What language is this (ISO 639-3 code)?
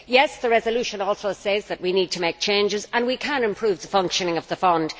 eng